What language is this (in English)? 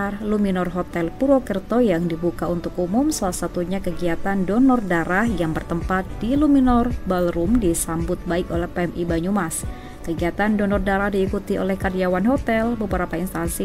Indonesian